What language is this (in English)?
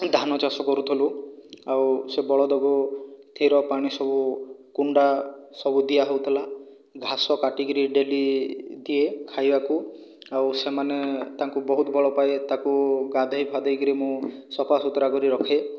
Odia